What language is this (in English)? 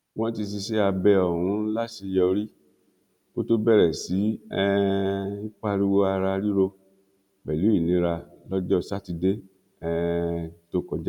Yoruba